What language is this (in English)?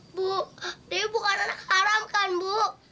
Indonesian